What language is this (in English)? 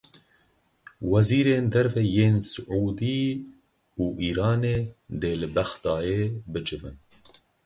Kurdish